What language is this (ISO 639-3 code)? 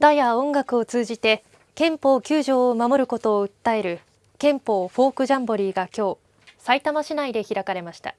jpn